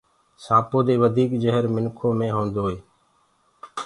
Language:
Gurgula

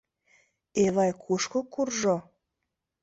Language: Mari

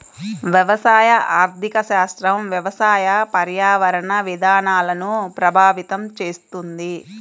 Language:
Telugu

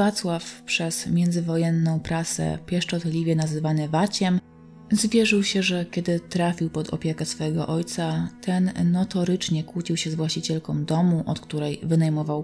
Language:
Polish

